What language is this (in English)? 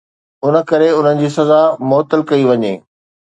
Sindhi